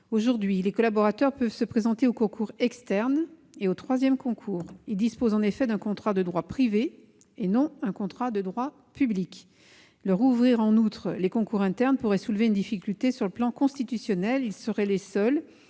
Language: French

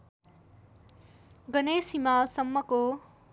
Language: Nepali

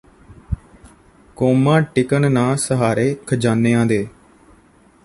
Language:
Punjabi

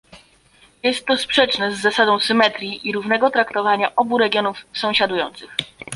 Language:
Polish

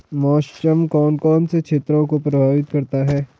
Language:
Hindi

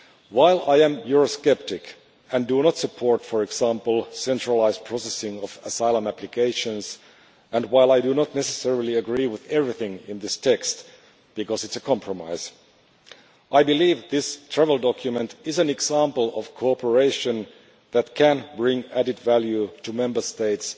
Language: English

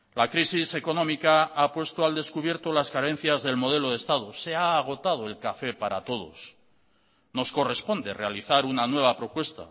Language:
Spanish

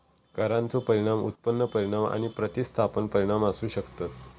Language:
Marathi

